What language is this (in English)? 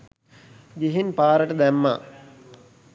Sinhala